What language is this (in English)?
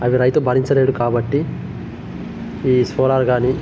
Telugu